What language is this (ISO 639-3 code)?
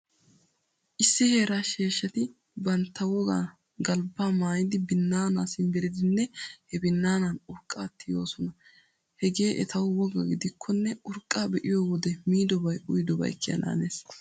wal